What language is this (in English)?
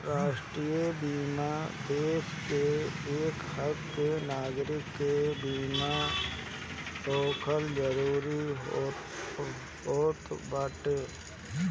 Bhojpuri